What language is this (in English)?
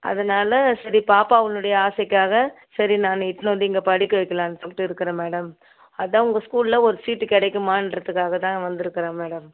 Tamil